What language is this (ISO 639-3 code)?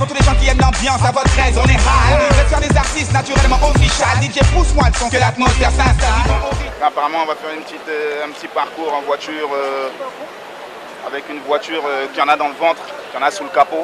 fra